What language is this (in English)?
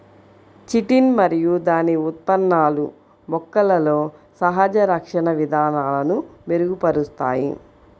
Telugu